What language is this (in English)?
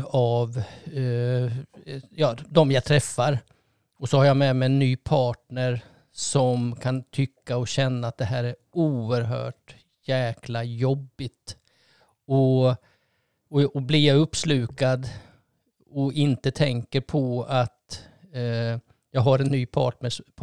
Swedish